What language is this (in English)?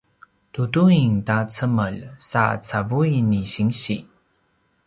Paiwan